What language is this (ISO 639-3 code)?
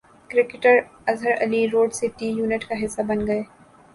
urd